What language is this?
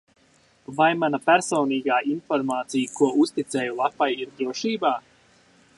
Latvian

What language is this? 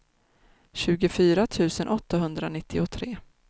Swedish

